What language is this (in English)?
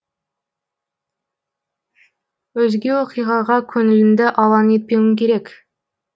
Kazakh